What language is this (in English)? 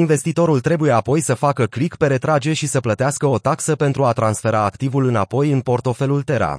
Romanian